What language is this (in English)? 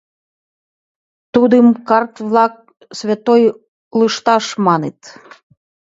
Mari